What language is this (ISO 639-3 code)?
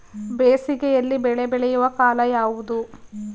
kan